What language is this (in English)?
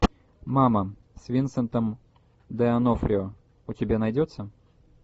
Russian